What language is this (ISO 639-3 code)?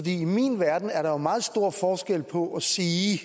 dan